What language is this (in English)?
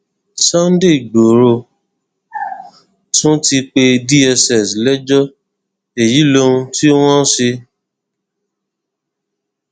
Yoruba